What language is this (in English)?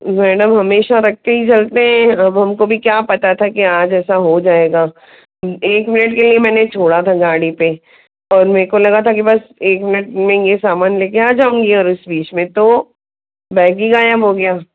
Hindi